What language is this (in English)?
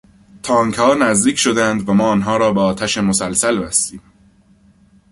Persian